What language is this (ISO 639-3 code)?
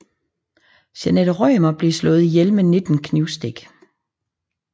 dan